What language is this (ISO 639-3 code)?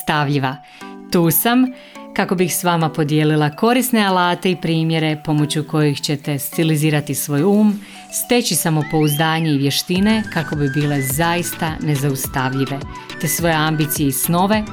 hrv